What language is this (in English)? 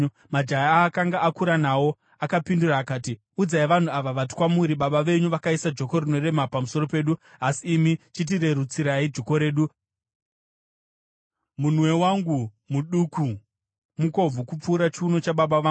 Shona